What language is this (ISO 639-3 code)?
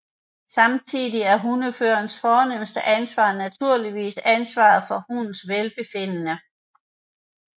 dan